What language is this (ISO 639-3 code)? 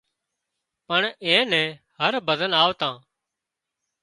kxp